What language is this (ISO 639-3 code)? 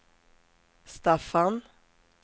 swe